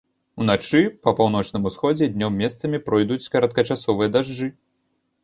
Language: Belarusian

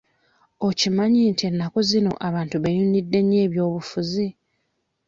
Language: Ganda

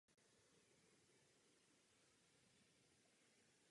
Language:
Czech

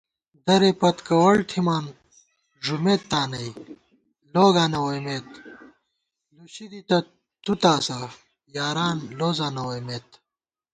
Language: Gawar-Bati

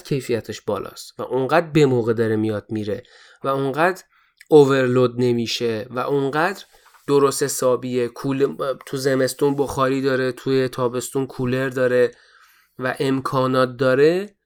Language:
Persian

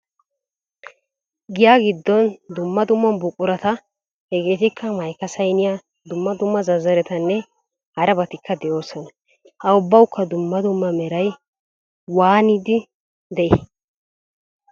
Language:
Wolaytta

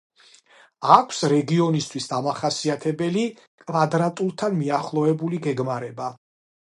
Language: Georgian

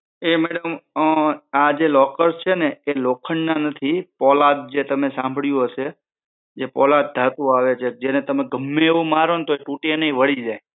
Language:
Gujarati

